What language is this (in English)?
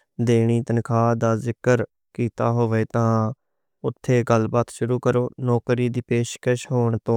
Western Panjabi